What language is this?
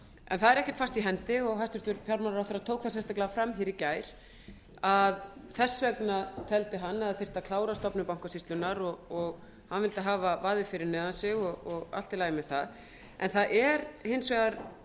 Icelandic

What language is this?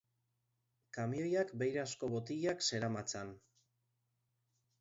Basque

